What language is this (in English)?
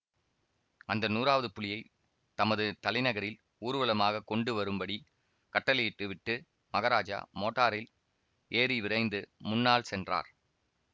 Tamil